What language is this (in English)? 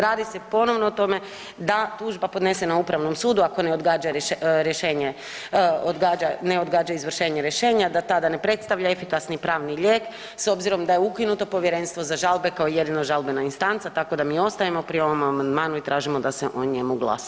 Croatian